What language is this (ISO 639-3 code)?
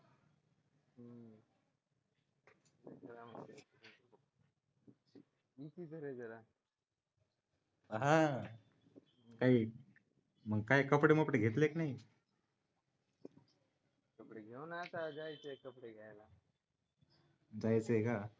mar